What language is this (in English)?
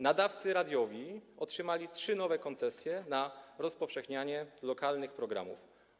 Polish